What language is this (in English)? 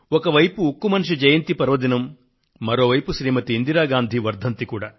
Telugu